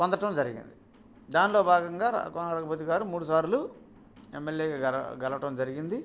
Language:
Telugu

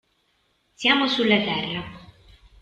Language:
Italian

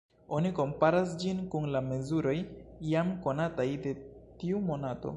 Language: Esperanto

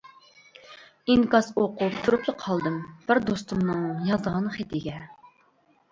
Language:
Uyghur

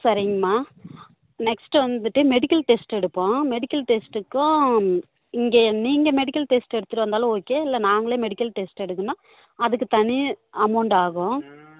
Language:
Tamil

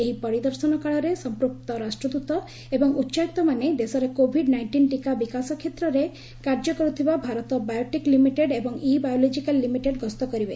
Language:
Odia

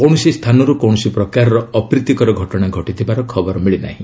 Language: Odia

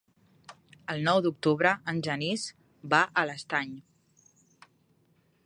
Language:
Catalan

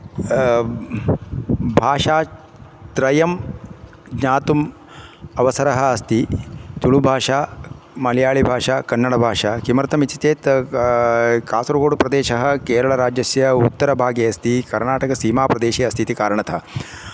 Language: Sanskrit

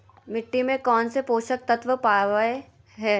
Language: Magahi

